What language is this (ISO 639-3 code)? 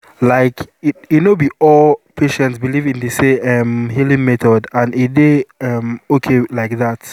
pcm